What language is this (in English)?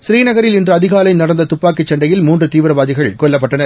Tamil